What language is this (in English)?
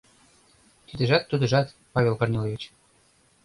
Mari